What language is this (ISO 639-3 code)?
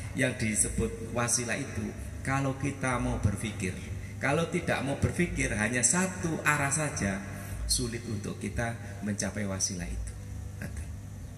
ind